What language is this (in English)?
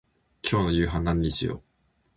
Japanese